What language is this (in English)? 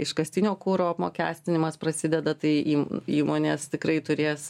Lithuanian